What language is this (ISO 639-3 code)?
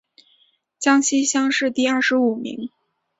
zho